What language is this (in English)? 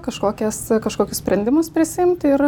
Lithuanian